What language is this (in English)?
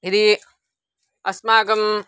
Sanskrit